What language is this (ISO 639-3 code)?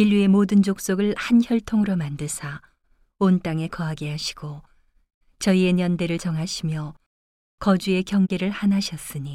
kor